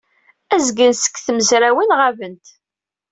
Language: Kabyle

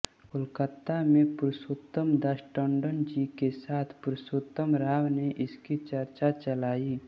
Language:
Hindi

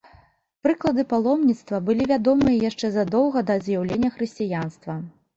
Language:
Belarusian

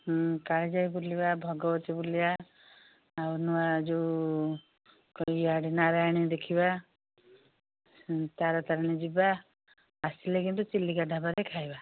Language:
Odia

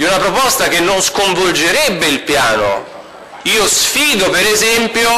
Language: Italian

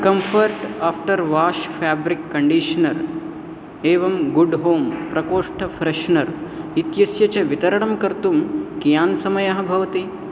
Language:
Sanskrit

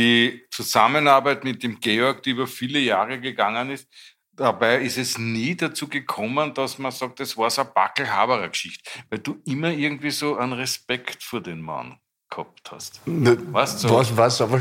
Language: German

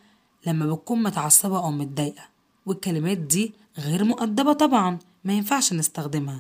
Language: Arabic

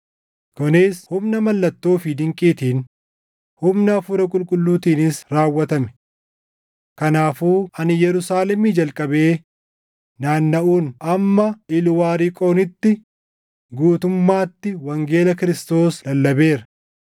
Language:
Oromo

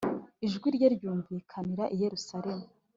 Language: Kinyarwanda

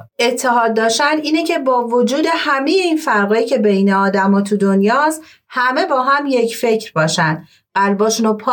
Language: Persian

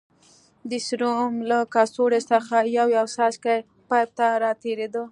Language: Pashto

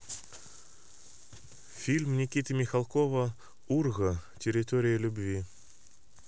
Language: Russian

